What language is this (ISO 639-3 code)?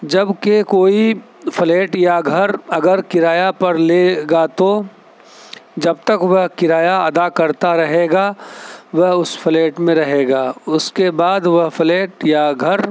urd